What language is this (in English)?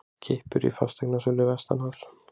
Icelandic